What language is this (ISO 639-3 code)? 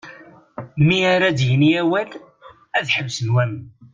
kab